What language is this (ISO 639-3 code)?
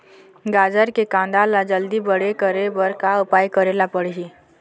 hne